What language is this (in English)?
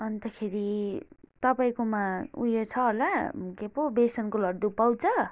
Nepali